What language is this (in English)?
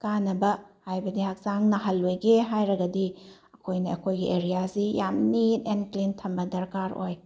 Manipuri